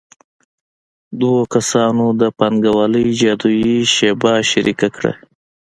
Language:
Pashto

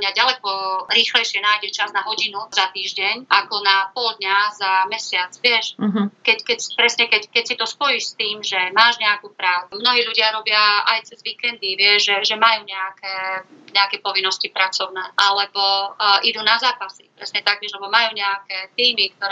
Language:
Slovak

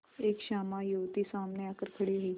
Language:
Hindi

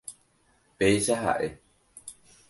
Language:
Guarani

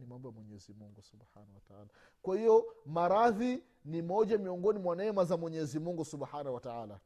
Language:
Swahili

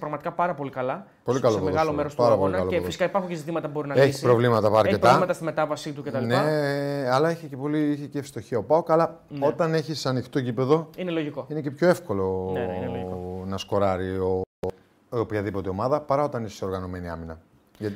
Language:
Greek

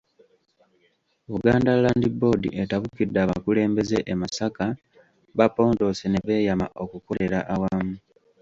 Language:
Ganda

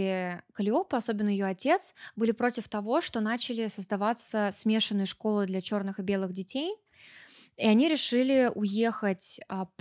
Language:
Russian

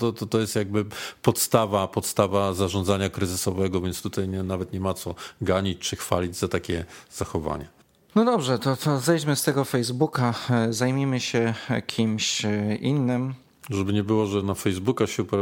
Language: Polish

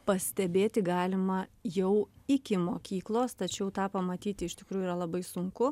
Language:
Lithuanian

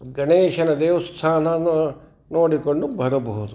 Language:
Kannada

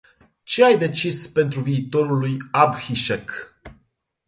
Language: Romanian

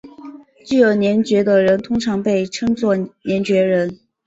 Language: Chinese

